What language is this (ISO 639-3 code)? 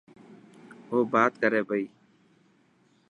mki